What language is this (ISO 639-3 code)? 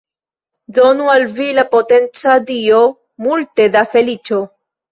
epo